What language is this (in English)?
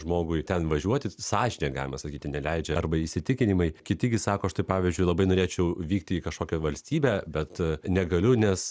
Lithuanian